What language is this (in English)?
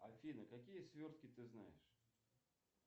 Russian